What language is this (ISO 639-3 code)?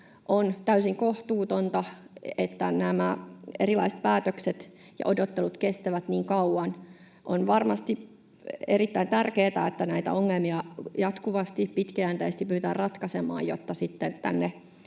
fin